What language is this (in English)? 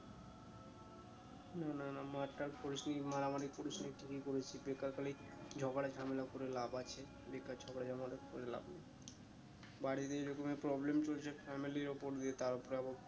Bangla